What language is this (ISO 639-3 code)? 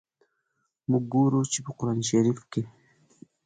pus